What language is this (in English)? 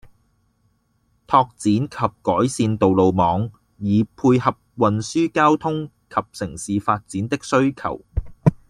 Cantonese